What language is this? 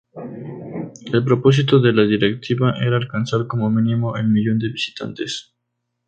Spanish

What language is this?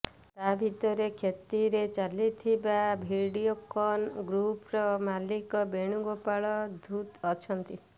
Odia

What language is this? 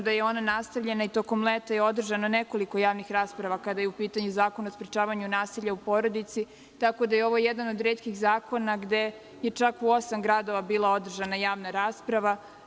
Serbian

